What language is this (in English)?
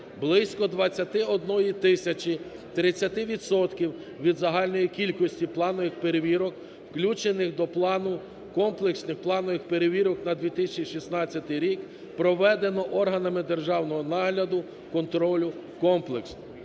Ukrainian